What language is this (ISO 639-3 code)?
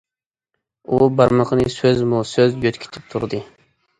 uig